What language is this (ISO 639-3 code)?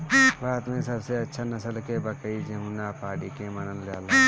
bho